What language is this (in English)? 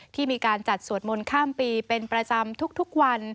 Thai